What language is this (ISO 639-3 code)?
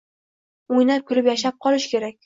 uzb